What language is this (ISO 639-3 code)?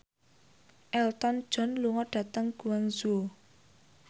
jav